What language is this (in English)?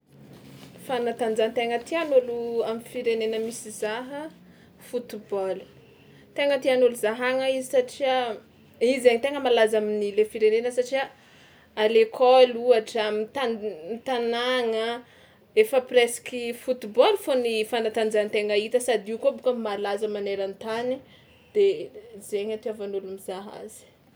Tsimihety Malagasy